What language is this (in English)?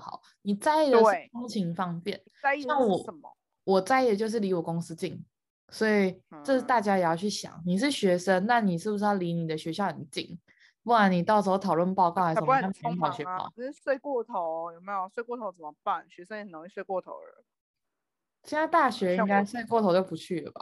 Chinese